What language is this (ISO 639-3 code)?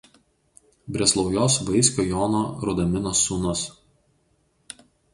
lit